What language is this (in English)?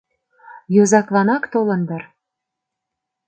Mari